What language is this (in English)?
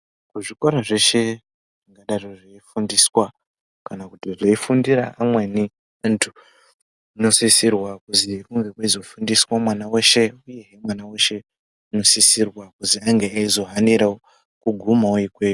Ndau